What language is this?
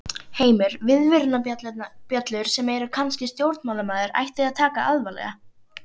Icelandic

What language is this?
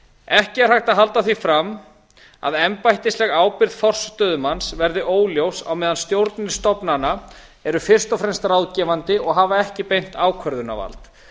Icelandic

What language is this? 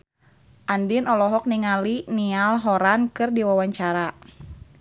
Sundanese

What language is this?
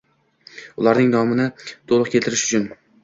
Uzbek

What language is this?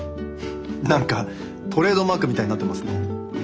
Japanese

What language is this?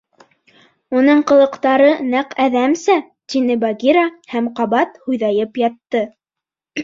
Bashkir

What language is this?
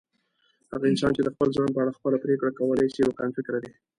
Pashto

